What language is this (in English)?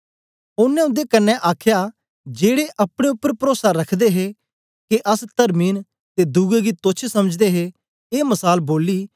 Dogri